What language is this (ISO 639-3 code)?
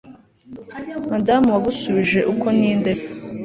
kin